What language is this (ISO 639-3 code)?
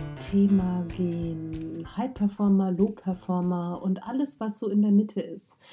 deu